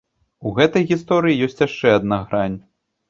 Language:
Belarusian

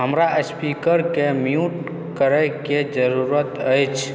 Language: Maithili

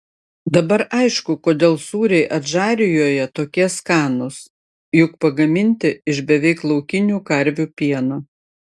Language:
Lithuanian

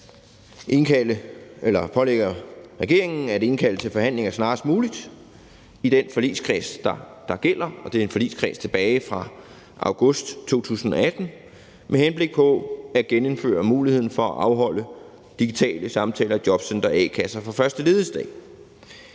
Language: Danish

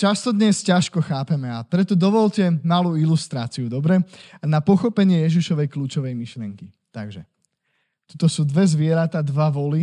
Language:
Slovak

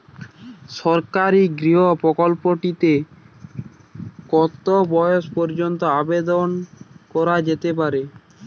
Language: Bangla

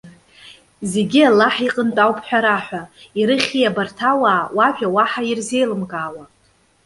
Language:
Abkhazian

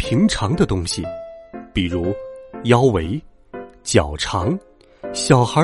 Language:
Chinese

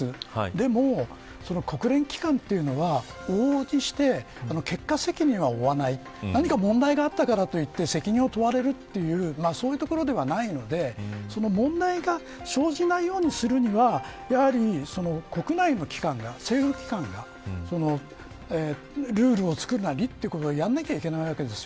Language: Japanese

